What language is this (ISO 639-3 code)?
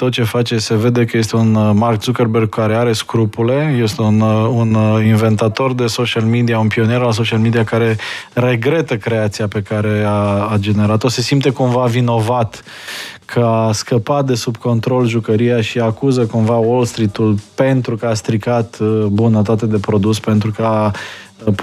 ron